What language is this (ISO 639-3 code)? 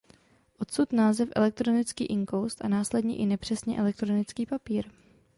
ces